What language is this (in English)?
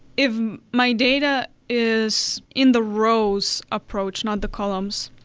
English